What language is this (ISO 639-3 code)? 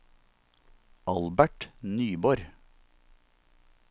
nor